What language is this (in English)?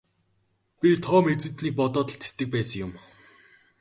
Mongolian